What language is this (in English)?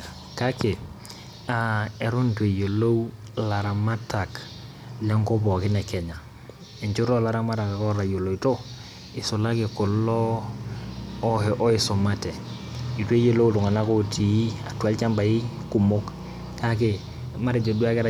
Masai